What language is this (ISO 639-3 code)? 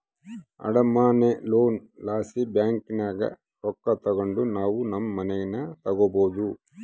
kan